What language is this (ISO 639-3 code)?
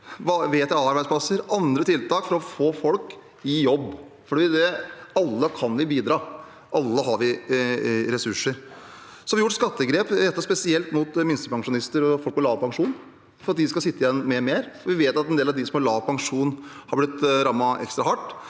nor